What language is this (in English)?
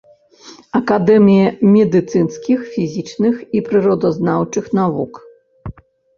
Belarusian